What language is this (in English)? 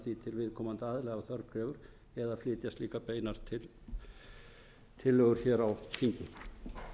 Icelandic